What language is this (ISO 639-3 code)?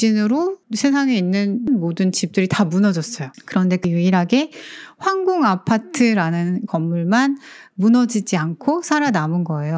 kor